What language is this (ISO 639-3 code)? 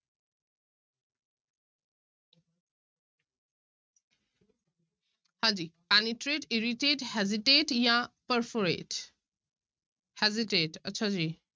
pan